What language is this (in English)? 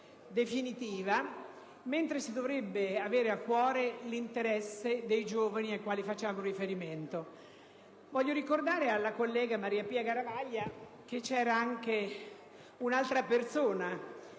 Italian